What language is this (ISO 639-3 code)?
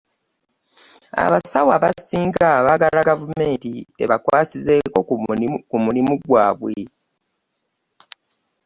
lug